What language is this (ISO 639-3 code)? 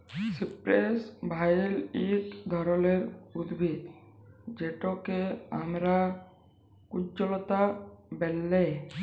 ben